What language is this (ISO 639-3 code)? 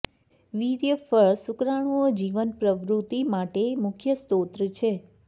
guj